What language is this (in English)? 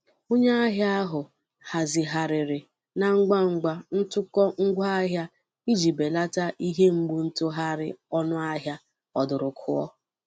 Igbo